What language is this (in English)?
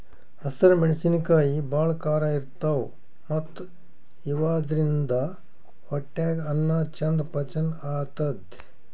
Kannada